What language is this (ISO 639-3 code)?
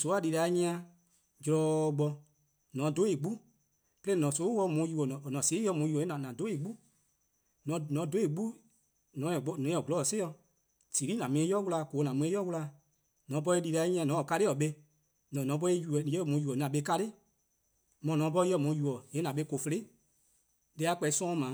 kqo